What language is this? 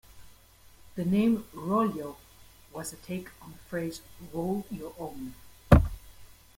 English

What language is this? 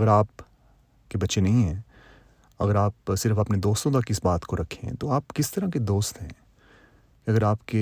Urdu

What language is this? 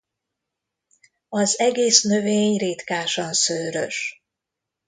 Hungarian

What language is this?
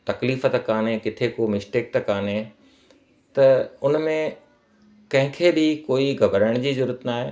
Sindhi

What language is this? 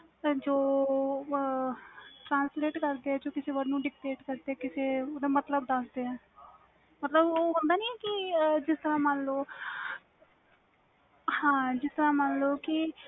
Punjabi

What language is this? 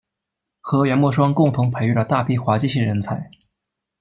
Chinese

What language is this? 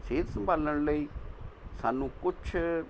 Punjabi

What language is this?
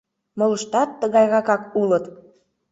Mari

